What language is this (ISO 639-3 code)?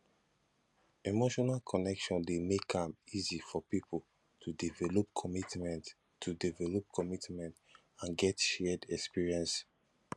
pcm